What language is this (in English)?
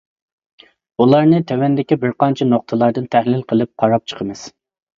Uyghur